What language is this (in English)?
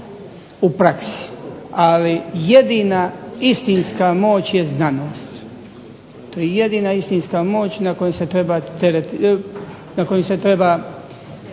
Croatian